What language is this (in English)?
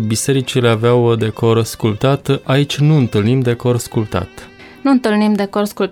Romanian